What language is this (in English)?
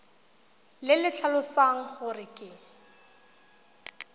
Tswana